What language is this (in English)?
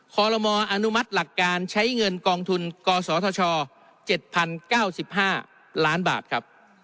Thai